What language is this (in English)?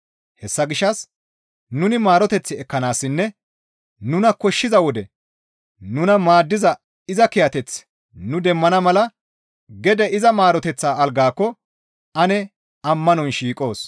Gamo